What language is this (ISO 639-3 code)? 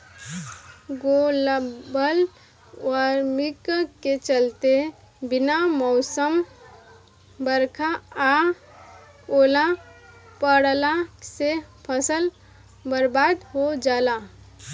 bho